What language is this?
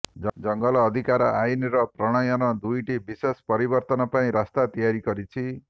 Odia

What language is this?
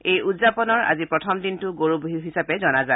Assamese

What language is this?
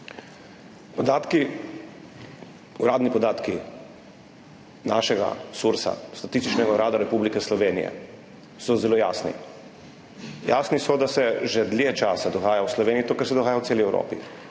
Slovenian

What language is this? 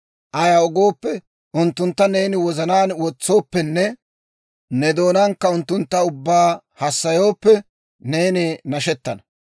Dawro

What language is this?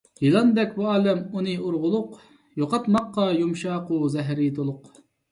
Uyghur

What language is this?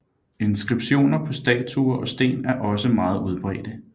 Danish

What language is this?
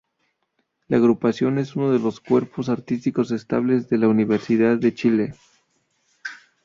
Spanish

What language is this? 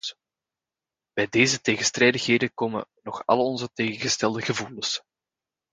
Dutch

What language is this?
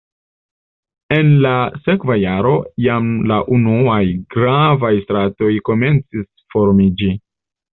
Esperanto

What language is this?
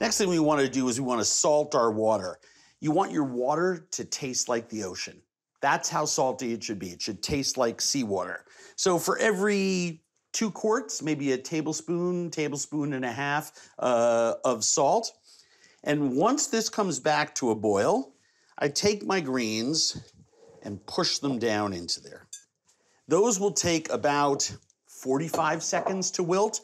English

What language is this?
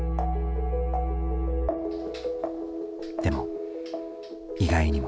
Japanese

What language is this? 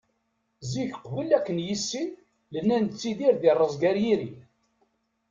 Kabyle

